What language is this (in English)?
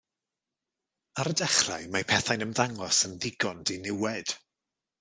Welsh